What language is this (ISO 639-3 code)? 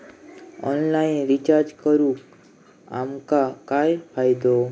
mar